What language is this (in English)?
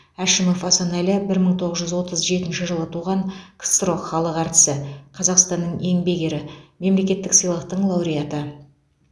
Kazakh